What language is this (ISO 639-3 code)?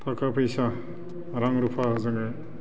brx